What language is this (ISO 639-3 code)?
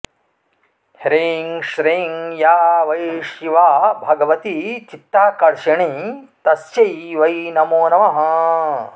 san